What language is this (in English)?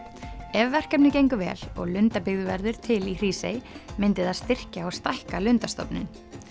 Icelandic